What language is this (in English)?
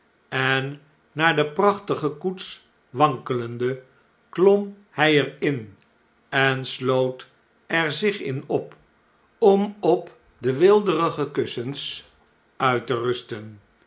Dutch